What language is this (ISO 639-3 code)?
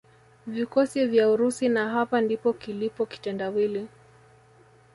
swa